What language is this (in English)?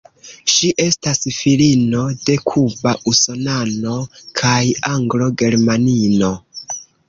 Esperanto